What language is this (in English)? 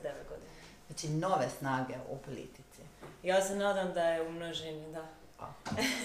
Croatian